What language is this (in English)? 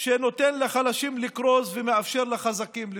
Hebrew